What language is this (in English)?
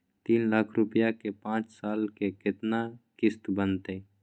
Magahi